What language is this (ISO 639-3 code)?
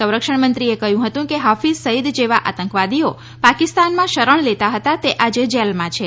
guj